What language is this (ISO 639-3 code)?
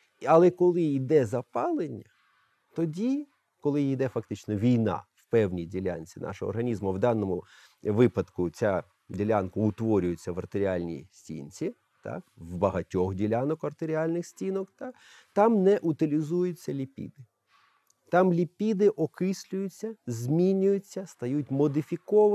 ukr